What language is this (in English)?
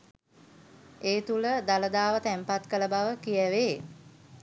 Sinhala